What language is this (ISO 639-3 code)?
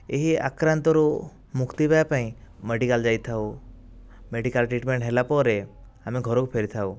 ori